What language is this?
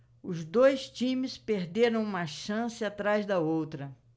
Portuguese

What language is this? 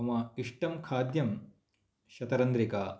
Sanskrit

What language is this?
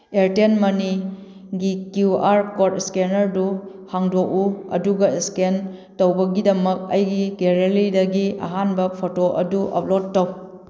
Manipuri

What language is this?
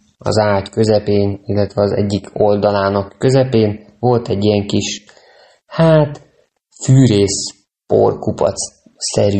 Hungarian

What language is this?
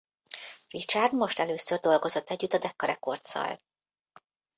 Hungarian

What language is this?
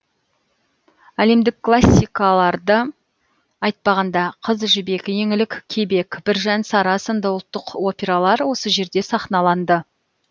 Kazakh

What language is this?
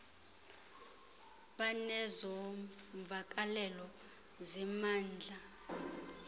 Xhosa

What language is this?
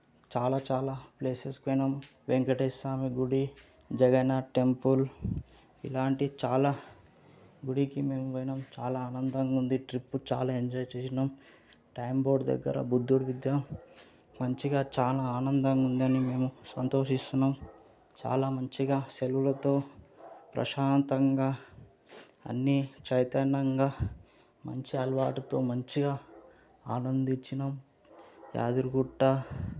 Telugu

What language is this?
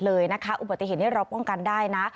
Thai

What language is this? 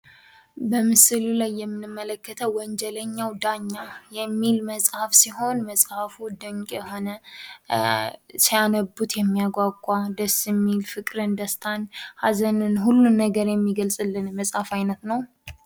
Amharic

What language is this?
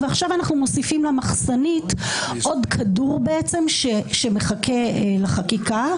Hebrew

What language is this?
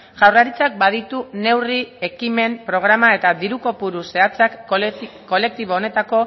Basque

